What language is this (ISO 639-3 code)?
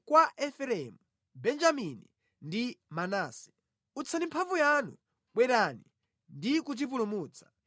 nya